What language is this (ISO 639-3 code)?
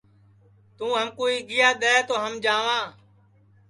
ssi